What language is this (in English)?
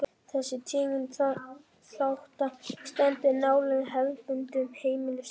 Icelandic